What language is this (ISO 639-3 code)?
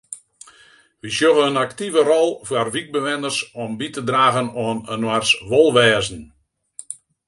fry